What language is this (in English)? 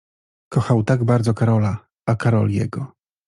Polish